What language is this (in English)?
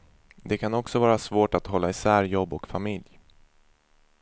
Swedish